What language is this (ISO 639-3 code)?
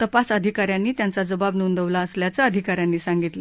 mar